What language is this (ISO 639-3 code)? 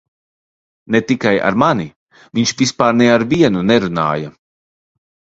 lav